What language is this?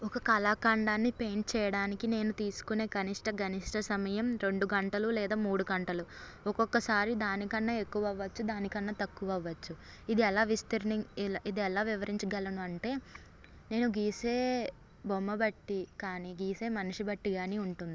Telugu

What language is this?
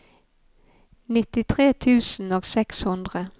Norwegian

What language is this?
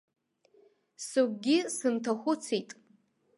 Abkhazian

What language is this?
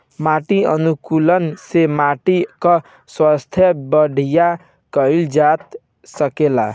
Bhojpuri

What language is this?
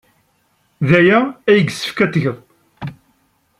Kabyle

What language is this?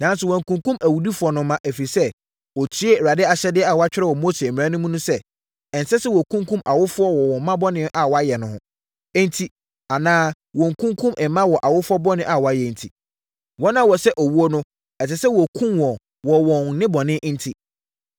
Akan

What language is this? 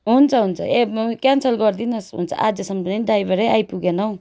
Nepali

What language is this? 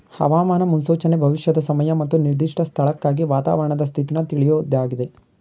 Kannada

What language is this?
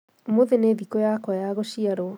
Kikuyu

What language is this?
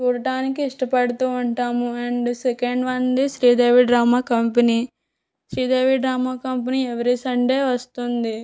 Telugu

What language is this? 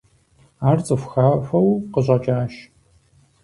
Kabardian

